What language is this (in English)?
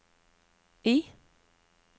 Norwegian